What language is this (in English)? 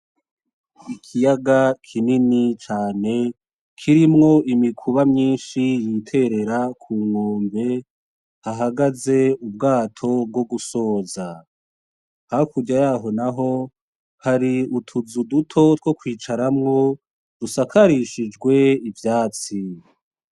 Rundi